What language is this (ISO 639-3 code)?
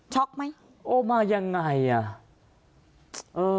tha